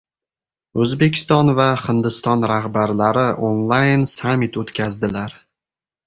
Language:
Uzbek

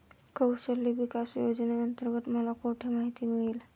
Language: Marathi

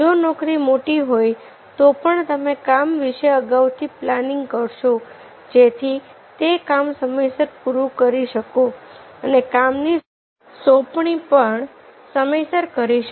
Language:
Gujarati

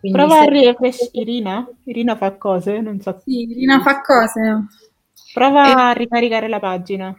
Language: Italian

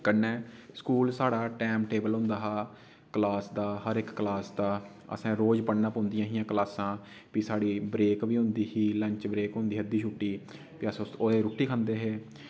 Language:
Dogri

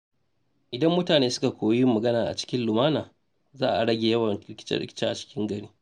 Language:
Hausa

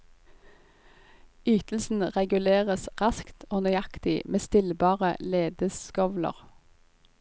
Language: Norwegian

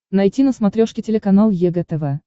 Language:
Russian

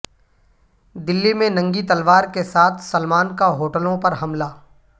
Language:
Urdu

